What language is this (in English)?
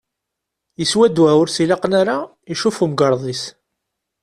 Kabyle